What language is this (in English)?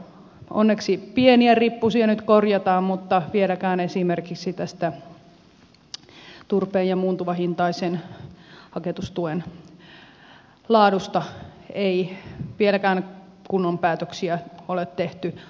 Finnish